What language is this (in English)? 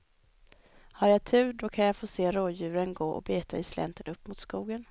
Swedish